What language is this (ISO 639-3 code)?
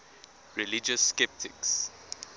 eng